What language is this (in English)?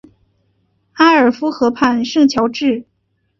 Chinese